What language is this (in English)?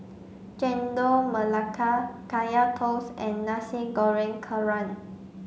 English